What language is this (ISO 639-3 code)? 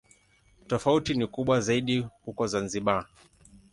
swa